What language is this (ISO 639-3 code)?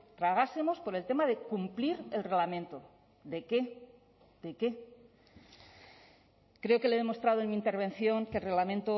spa